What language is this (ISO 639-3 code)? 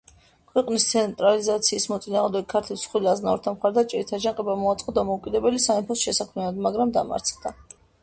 kat